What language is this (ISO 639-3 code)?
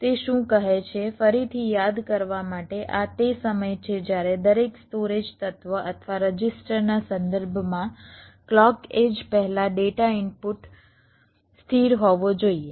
guj